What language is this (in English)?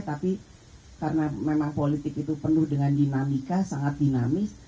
Indonesian